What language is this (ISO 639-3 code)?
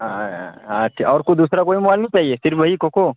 urd